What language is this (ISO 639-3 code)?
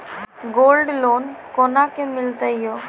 mai